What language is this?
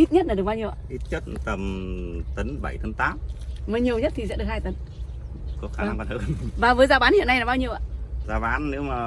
Vietnamese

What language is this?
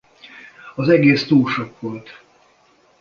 Hungarian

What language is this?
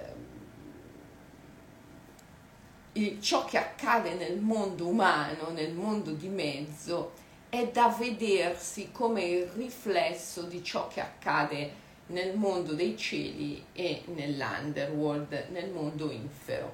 Italian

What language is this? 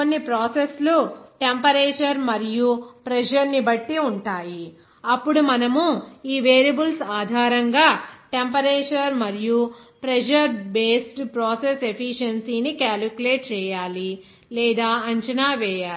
Telugu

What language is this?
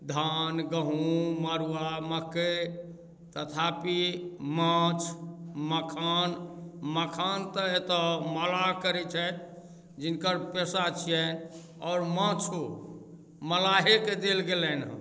Maithili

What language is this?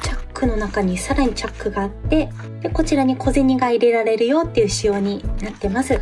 Japanese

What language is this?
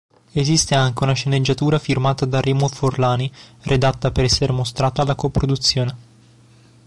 Italian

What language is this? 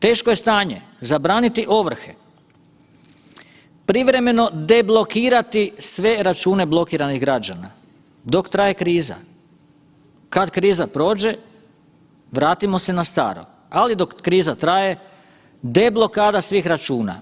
Croatian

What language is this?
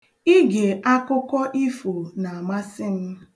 Igbo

